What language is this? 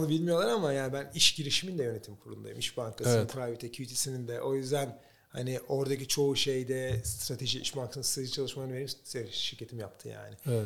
Turkish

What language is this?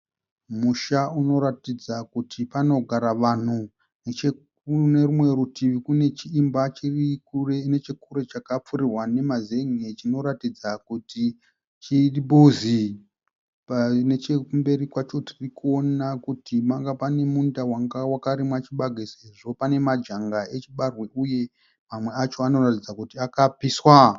Shona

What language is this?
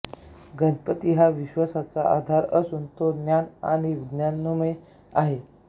Marathi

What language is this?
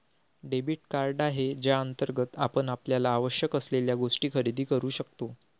Marathi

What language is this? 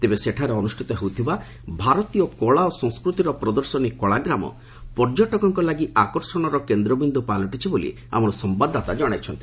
Odia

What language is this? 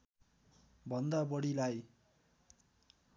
Nepali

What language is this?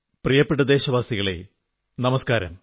Malayalam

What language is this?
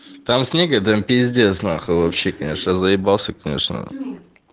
Russian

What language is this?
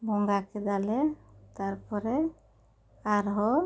Santali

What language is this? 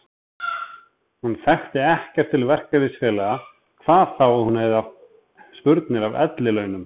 Icelandic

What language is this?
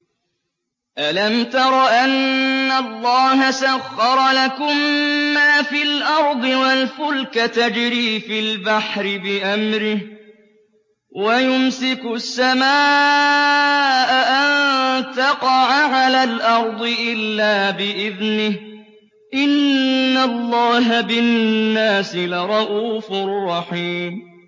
Arabic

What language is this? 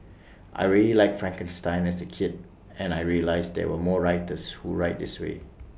English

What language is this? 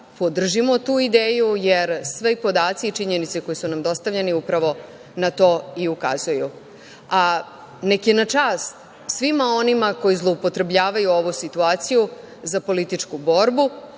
Serbian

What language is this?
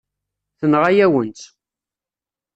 Kabyle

